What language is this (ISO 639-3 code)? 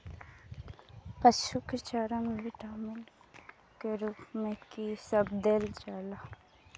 mai